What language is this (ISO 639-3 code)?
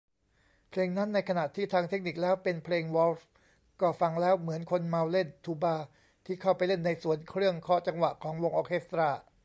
tha